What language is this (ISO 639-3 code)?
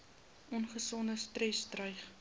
afr